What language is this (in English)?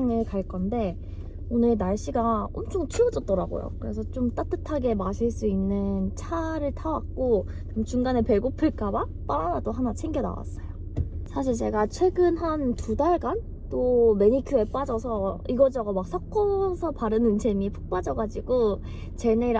Korean